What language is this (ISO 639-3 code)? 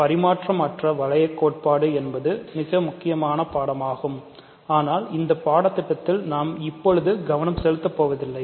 tam